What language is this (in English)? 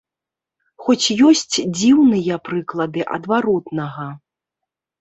Belarusian